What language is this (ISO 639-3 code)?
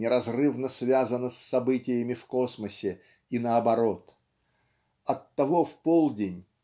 rus